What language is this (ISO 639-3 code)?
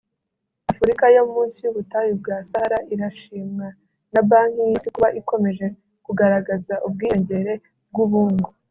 kin